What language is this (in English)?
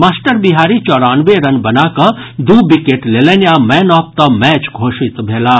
Maithili